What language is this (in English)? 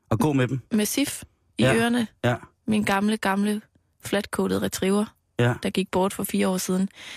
Danish